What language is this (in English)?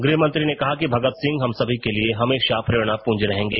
Hindi